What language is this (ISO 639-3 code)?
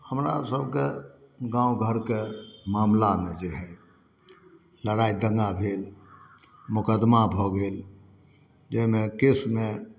mai